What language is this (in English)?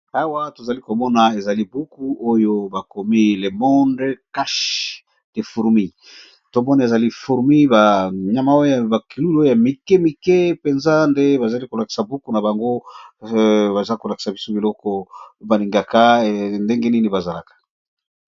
Lingala